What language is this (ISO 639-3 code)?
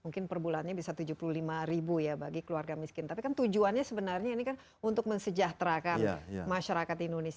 ind